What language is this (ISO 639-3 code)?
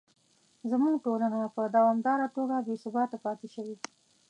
pus